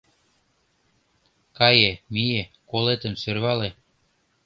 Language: Mari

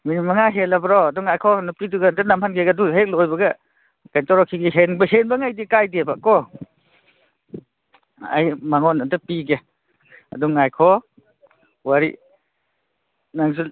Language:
Manipuri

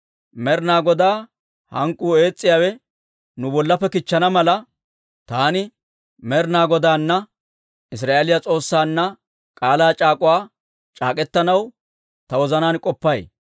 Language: Dawro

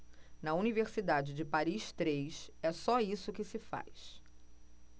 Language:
Portuguese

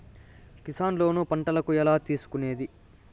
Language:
Telugu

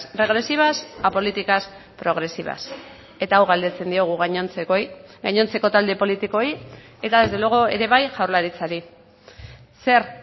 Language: Basque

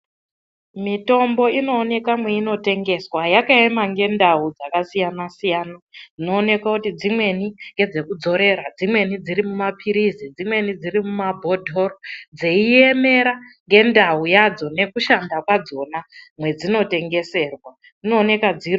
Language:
Ndau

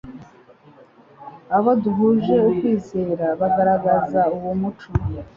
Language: Kinyarwanda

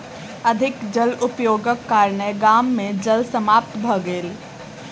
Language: Maithili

